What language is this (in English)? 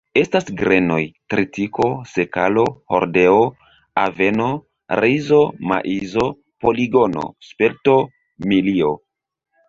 Esperanto